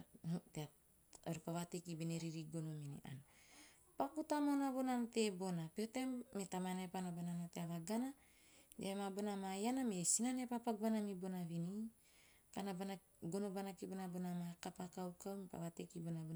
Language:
Teop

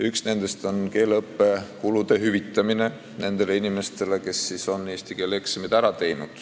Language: Estonian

